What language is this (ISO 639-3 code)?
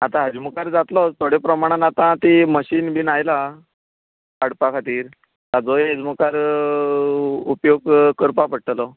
kok